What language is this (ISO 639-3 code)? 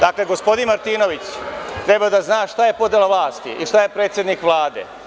srp